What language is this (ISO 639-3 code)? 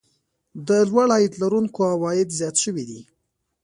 pus